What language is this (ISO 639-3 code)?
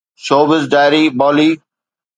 snd